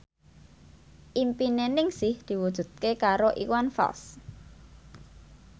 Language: Javanese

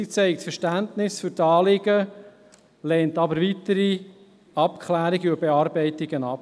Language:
Swiss German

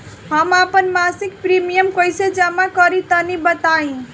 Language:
Bhojpuri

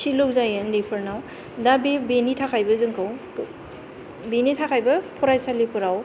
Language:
Bodo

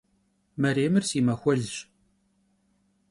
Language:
Kabardian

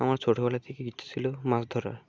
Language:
Bangla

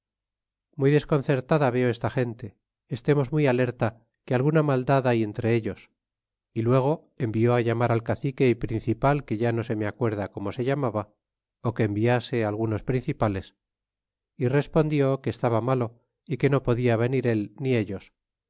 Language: Spanish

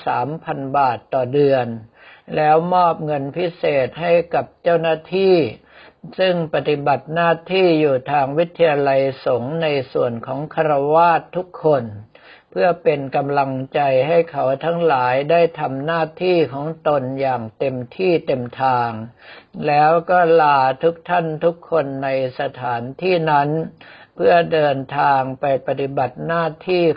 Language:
Thai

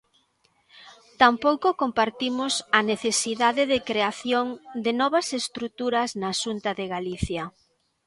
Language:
Galician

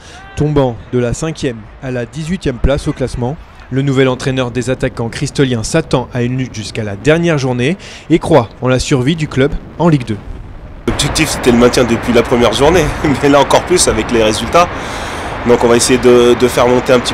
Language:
French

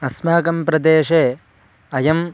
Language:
Sanskrit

